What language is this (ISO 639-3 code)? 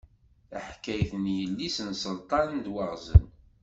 kab